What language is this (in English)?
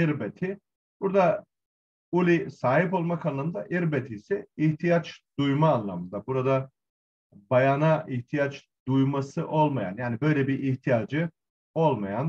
Turkish